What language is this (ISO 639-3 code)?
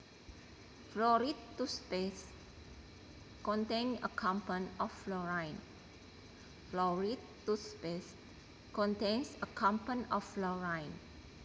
jav